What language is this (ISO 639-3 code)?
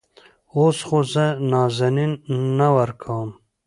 pus